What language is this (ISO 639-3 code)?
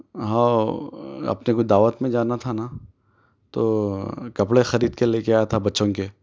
urd